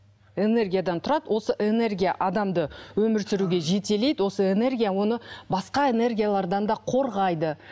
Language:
Kazakh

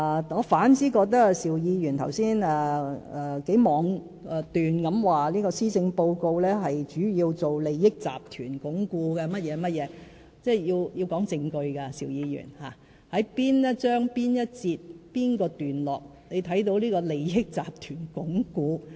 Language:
Cantonese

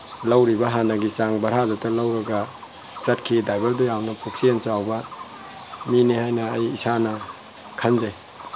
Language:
Manipuri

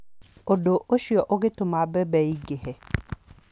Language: Kikuyu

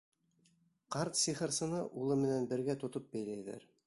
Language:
Bashkir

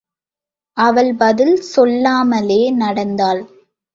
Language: Tamil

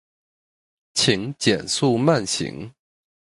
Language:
Chinese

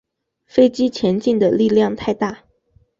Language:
Chinese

